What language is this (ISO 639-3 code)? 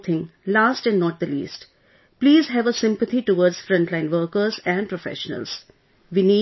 eng